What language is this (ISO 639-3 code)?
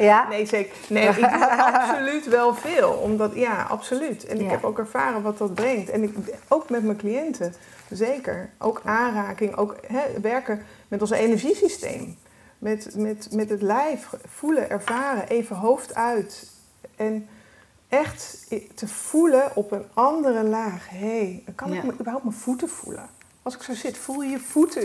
nld